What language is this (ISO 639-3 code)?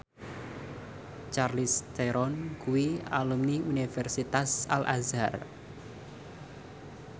jav